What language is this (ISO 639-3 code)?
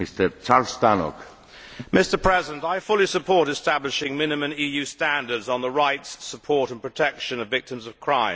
eng